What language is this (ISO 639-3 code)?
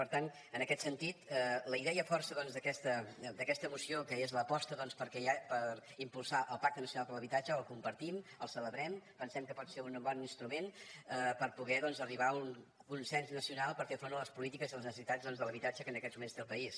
cat